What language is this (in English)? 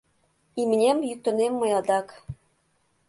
Mari